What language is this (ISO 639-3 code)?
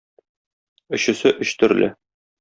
tat